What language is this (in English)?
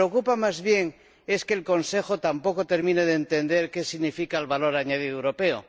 Spanish